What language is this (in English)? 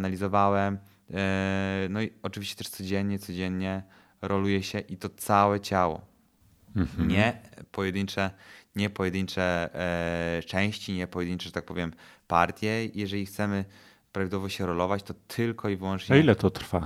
Polish